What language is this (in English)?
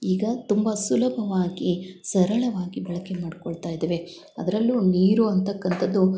Kannada